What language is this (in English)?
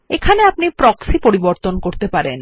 Bangla